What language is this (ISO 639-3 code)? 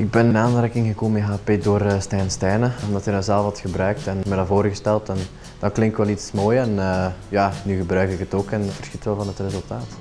nld